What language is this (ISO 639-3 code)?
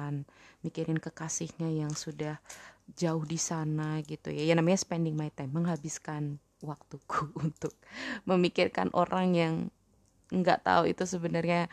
ind